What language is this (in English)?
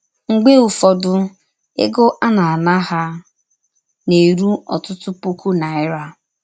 Igbo